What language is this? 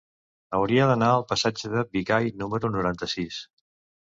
Catalan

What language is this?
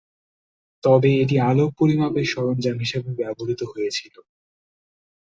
Bangla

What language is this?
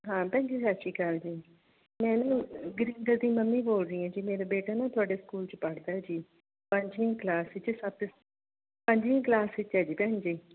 Punjabi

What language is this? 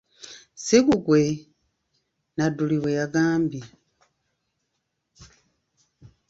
Ganda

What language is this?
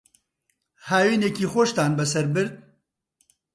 Central Kurdish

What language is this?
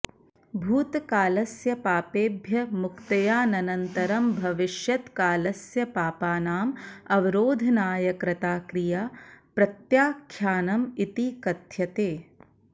Sanskrit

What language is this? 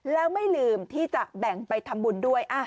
Thai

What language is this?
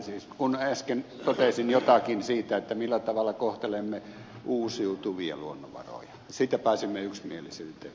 Finnish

